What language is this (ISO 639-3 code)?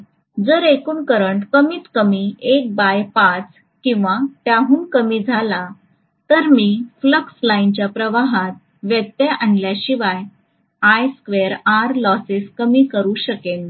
mar